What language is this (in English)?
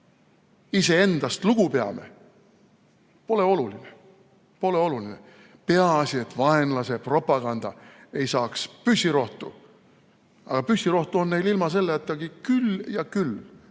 Estonian